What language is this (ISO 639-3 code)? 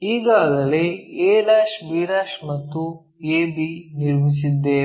kan